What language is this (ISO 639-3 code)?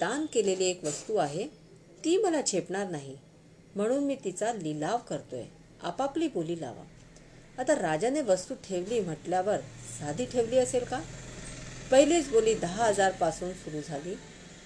hin